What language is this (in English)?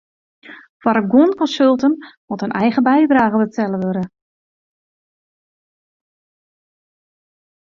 Western Frisian